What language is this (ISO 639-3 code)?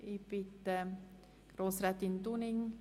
gsw